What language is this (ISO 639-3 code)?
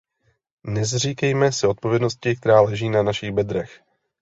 ces